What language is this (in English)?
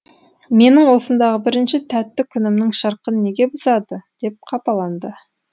Kazakh